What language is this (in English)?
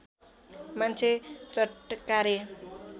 Nepali